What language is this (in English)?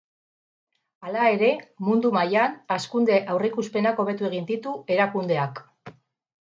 Basque